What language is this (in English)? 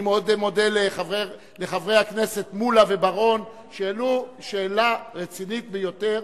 Hebrew